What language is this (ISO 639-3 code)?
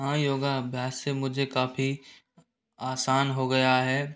hin